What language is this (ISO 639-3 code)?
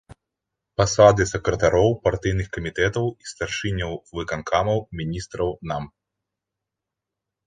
bel